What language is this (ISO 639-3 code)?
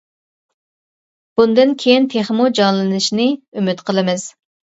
uig